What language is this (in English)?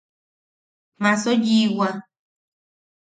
Yaqui